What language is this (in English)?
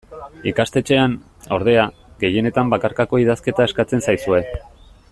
Basque